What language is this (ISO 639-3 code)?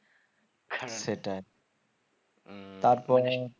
ben